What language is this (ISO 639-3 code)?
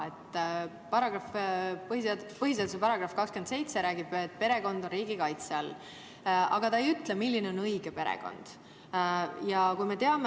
est